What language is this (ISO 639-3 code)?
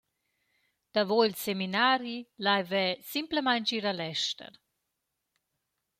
roh